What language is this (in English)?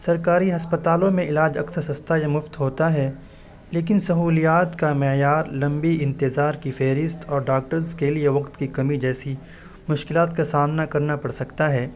Urdu